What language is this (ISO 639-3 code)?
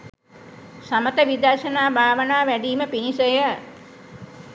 sin